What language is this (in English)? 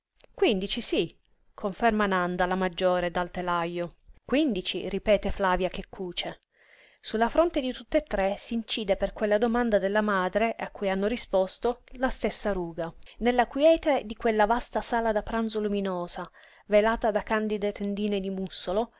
Italian